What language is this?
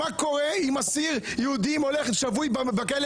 Hebrew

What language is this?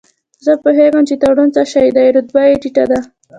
Pashto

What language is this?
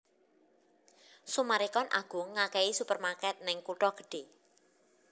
Javanese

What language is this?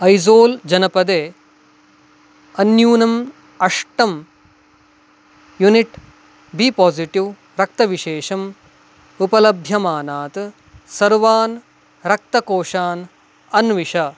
Sanskrit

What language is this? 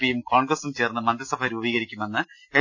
Malayalam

